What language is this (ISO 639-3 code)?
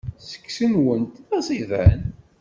kab